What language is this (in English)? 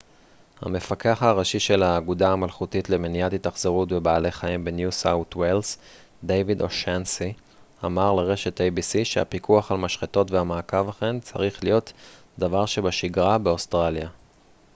Hebrew